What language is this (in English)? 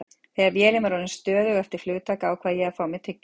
Icelandic